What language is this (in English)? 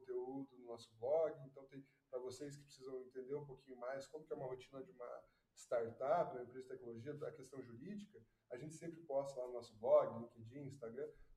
Portuguese